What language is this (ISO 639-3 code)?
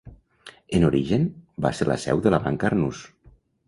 cat